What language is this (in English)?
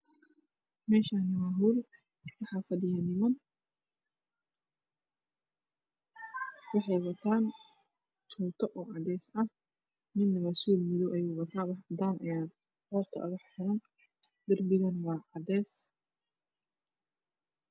Somali